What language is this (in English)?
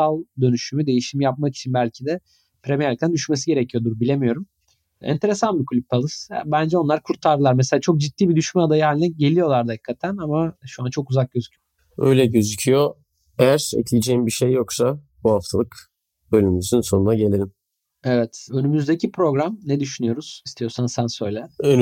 Turkish